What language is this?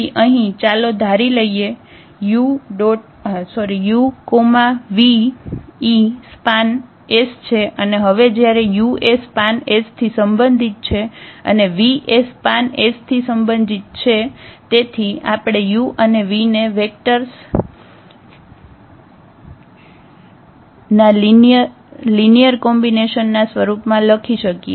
Gujarati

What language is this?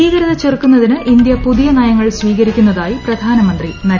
Malayalam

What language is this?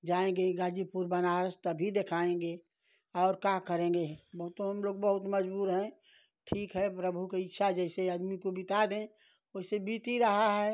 Hindi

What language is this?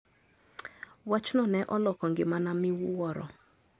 Luo (Kenya and Tanzania)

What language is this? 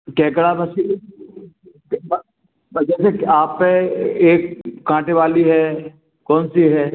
Hindi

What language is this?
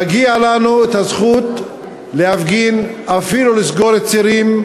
Hebrew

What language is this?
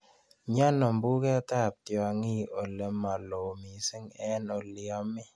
Kalenjin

